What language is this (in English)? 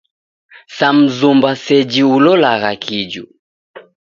Taita